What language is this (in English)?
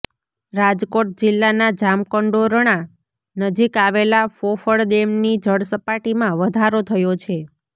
Gujarati